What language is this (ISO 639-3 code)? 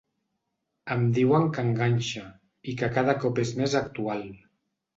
cat